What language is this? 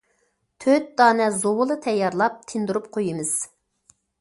Uyghur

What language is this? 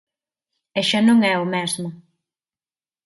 Galician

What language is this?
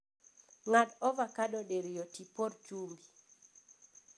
Luo (Kenya and Tanzania)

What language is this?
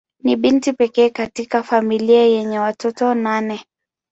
Swahili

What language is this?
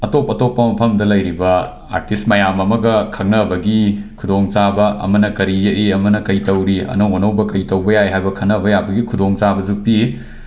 Manipuri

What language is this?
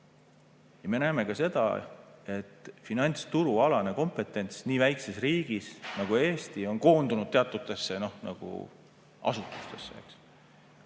Estonian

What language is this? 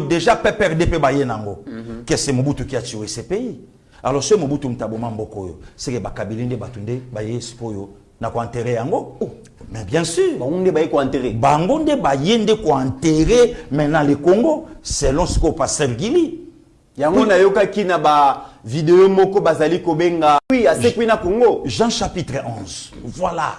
French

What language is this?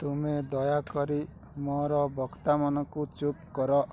Odia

